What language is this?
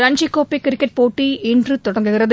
Tamil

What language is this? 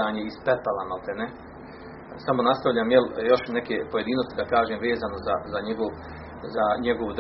Croatian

